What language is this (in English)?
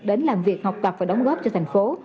Vietnamese